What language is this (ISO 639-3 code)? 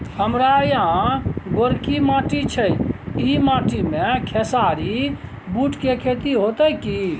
mai